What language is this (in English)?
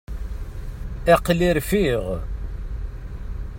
Kabyle